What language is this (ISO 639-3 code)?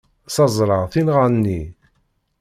kab